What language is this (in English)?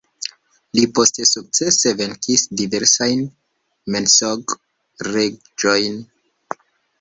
Esperanto